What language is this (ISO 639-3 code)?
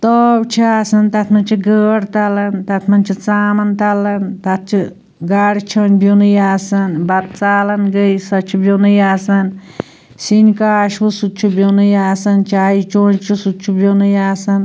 kas